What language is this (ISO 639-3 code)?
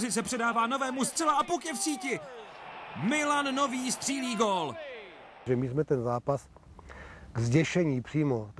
ces